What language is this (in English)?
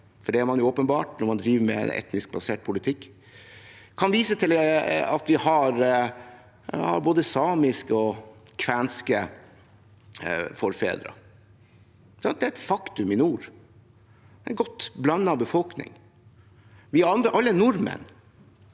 Norwegian